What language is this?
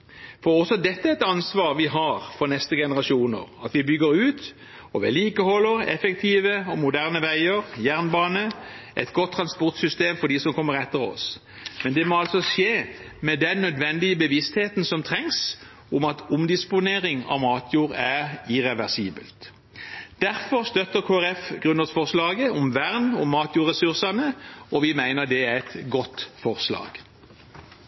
Norwegian Bokmål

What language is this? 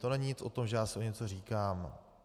Czech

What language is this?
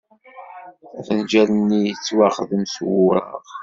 Kabyle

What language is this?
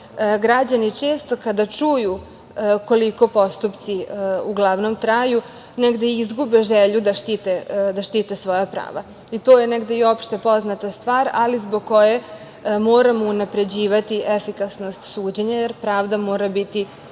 Serbian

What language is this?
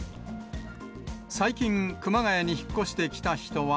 Japanese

